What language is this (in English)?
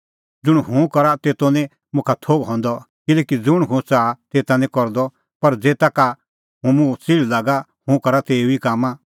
Kullu Pahari